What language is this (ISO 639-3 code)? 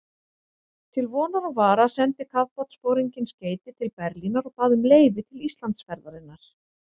isl